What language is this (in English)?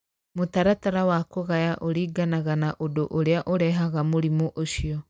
Kikuyu